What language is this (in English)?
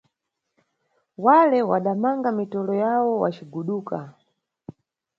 Nyungwe